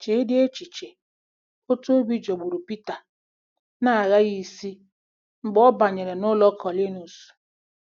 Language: Igbo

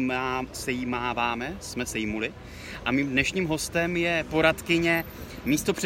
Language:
Czech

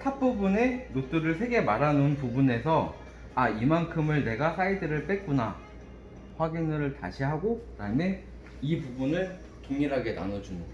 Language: Korean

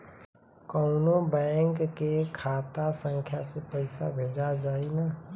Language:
Bhojpuri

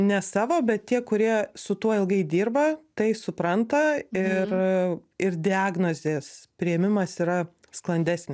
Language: Lithuanian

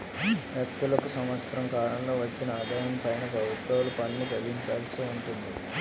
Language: Telugu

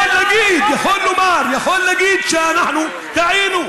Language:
Hebrew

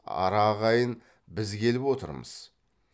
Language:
Kazakh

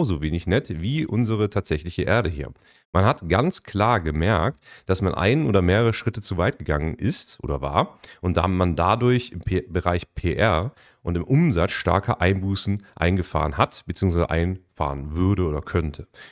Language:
German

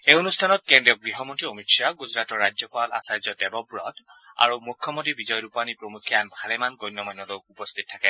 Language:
Assamese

